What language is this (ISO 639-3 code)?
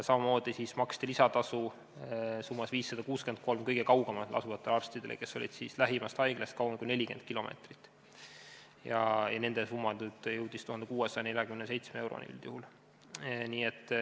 est